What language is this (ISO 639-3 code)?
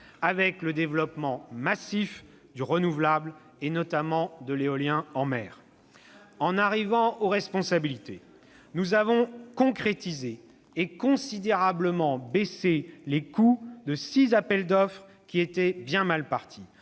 fra